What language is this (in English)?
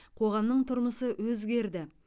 Kazakh